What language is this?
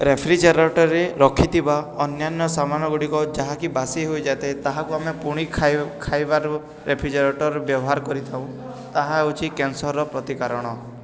Odia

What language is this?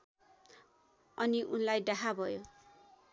Nepali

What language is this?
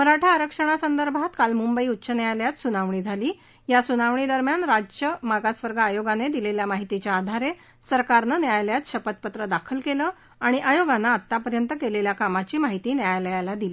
Marathi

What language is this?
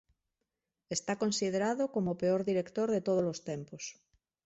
Galician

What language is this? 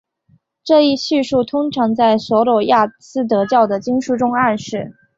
Chinese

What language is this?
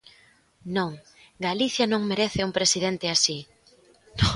Galician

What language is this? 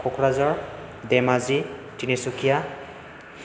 Bodo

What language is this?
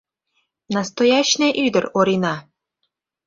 Mari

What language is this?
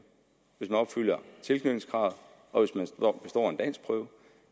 Danish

